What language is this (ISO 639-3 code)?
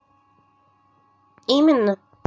rus